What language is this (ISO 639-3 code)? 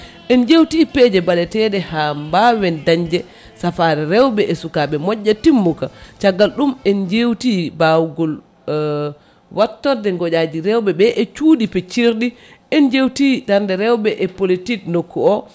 ful